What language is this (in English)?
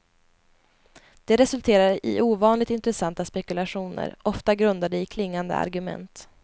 Swedish